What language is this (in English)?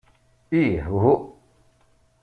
Kabyle